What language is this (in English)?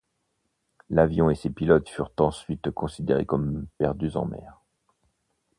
French